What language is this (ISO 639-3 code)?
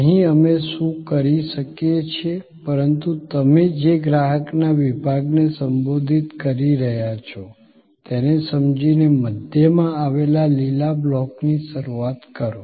guj